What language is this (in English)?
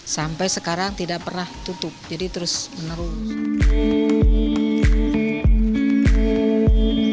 Indonesian